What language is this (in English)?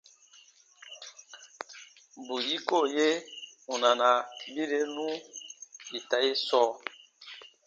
Baatonum